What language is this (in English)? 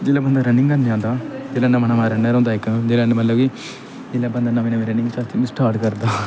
Dogri